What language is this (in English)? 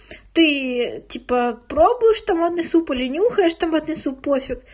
Russian